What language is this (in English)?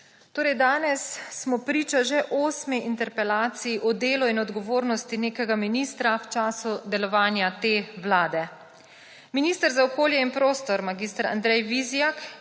Slovenian